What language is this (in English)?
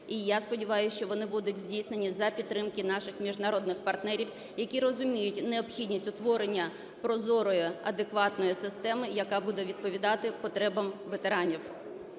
Ukrainian